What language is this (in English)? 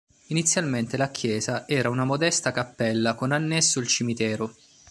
Italian